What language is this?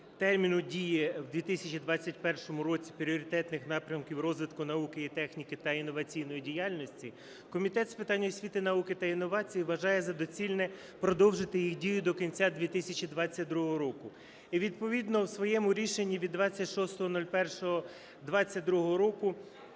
Ukrainian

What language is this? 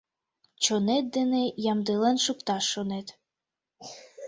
Mari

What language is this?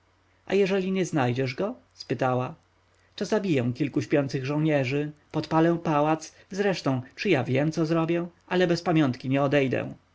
Polish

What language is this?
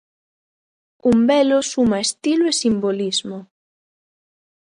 Galician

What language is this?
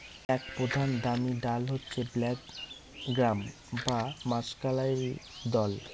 Bangla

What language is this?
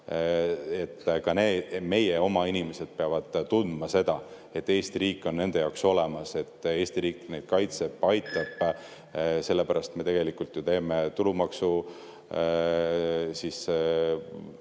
Estonian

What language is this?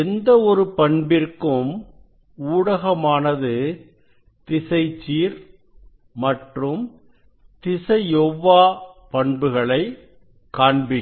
Tamil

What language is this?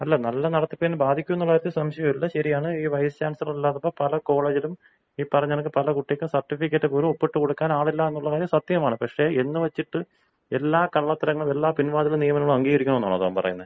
Malayalam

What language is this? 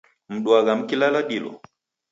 Taita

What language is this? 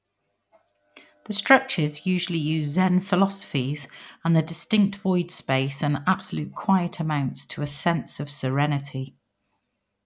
English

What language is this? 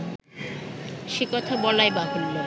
Bangla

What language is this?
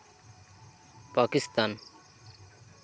Santali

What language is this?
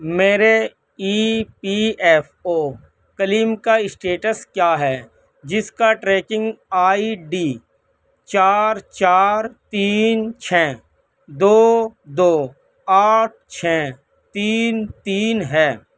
Urdu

